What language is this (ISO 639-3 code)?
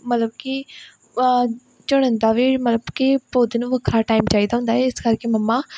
pan